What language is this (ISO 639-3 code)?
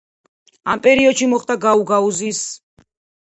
kat